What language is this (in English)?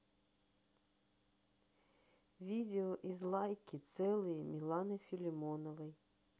Russian